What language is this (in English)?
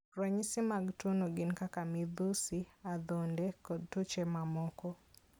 Luo (Kenya and Tanzania)